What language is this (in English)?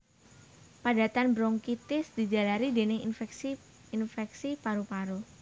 Javanese